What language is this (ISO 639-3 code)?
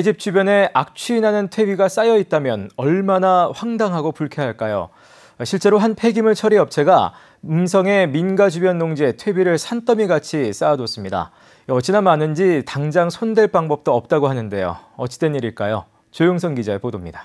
kor